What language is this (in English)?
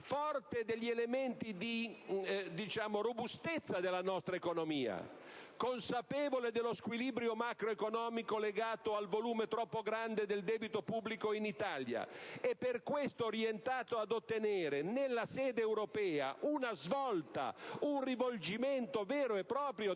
Italian